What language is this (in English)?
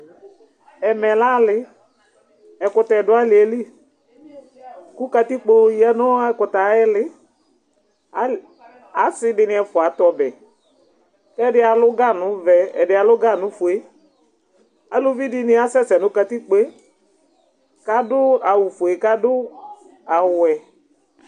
Ikposo